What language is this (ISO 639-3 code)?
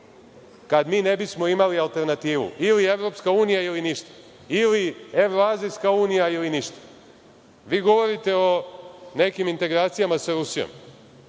srp